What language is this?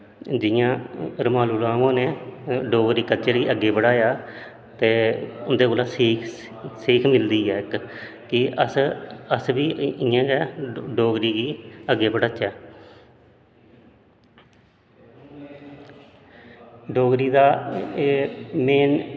Dogri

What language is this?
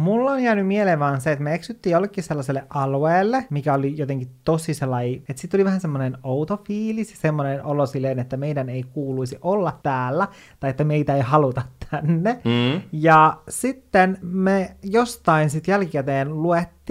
Finnish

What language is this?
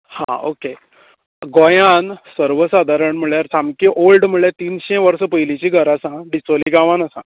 Konkani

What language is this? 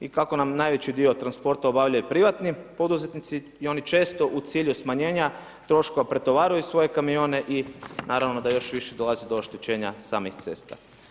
Croatian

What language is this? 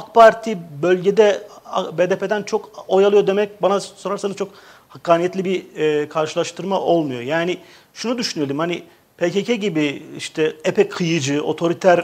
Turkish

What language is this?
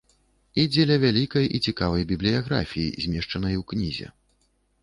Belarusian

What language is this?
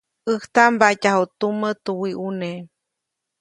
Copainalá Zoque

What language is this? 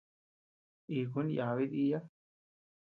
Tepeuxila Cuicatec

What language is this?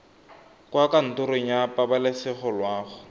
Tswana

